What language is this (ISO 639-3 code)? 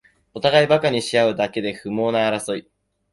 jpn